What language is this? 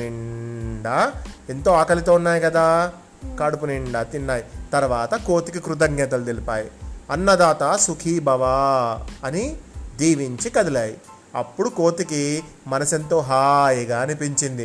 Telugu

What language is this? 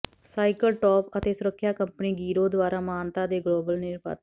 Punjabi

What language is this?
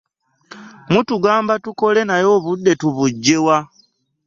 Ganda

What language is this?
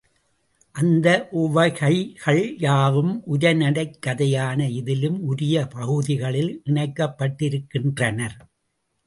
Tamil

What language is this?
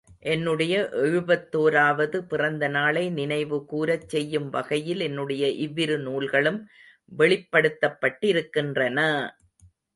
Tamil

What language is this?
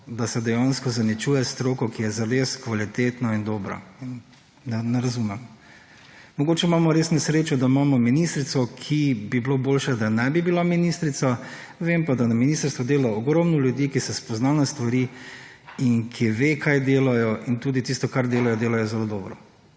Slovenian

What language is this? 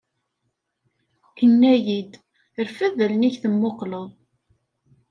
Kabyle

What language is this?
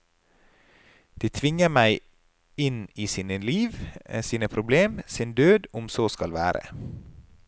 Norwegian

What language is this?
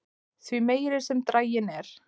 Icelandic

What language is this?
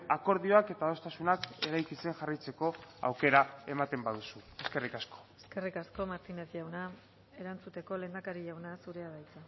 Basque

